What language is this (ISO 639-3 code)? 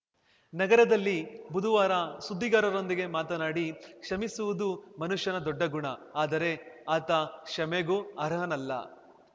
kan